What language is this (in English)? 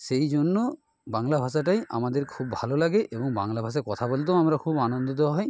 Bangla